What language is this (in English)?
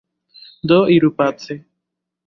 Esperanto